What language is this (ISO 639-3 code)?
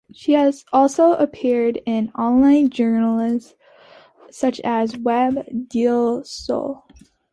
eng